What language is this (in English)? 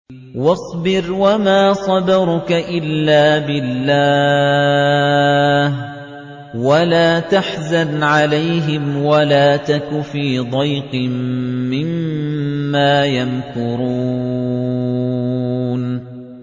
Arabic